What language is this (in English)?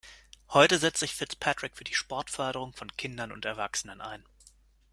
German